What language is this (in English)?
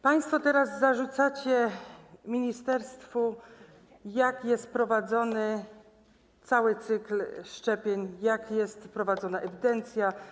Polish